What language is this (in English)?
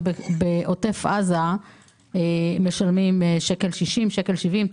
Hebrew